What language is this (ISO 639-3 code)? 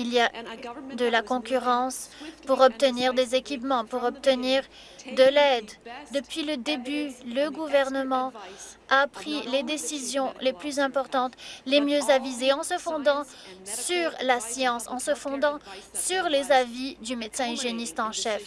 fra